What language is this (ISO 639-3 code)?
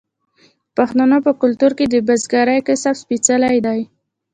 pus